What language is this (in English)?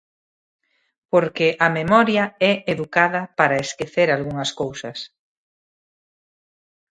Galician